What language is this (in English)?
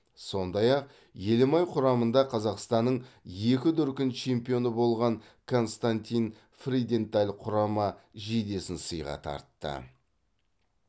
Kazakh